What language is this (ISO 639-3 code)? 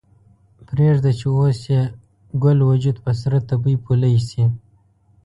pus